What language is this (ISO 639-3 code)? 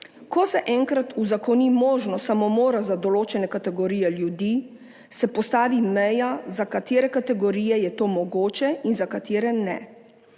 slv